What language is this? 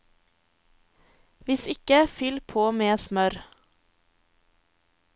Norwegian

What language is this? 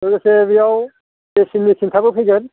Bodo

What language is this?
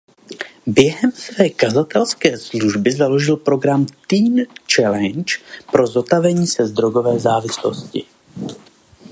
Czech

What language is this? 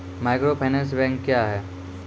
Maithili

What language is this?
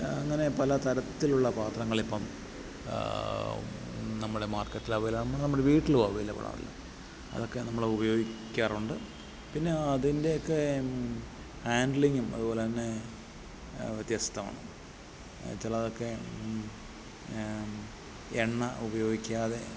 Malayalam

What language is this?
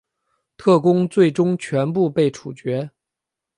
Chinese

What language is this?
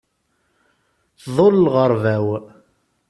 Kabyle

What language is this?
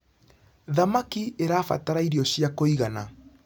Kikuyu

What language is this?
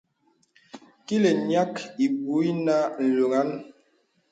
Bebele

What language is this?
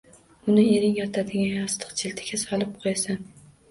Uzbek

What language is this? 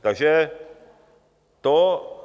Czech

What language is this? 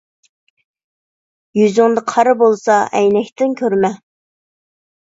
Uyghur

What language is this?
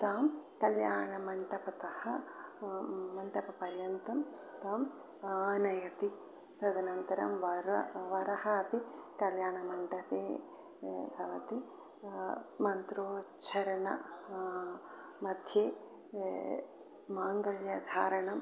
Sanskrit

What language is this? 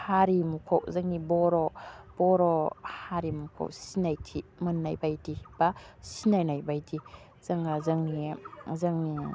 Bodo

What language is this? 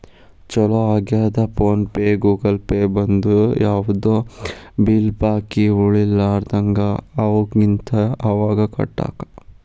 Kannada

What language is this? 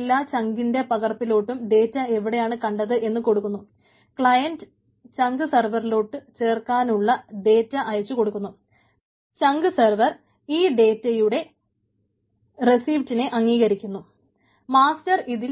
Malayalam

